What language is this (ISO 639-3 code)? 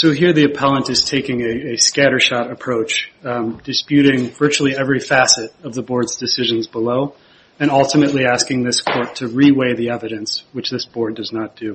eng